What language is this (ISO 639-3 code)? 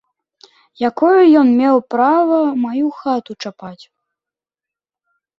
bel